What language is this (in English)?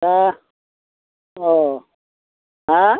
Bodo